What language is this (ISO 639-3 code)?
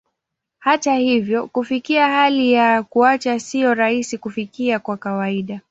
swa